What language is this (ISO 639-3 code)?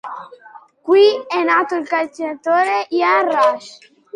ita